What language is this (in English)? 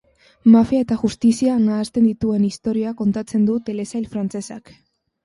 Basque